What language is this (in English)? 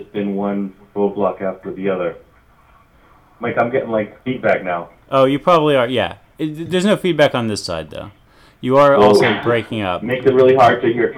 English